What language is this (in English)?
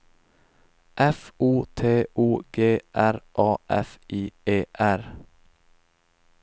Swedish